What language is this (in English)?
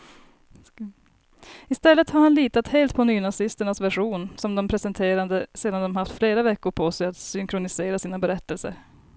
Swedish